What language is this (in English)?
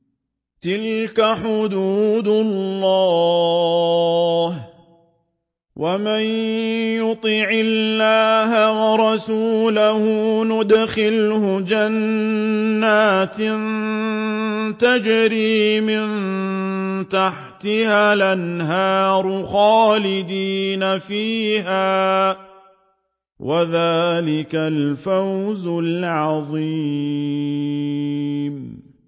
Arabic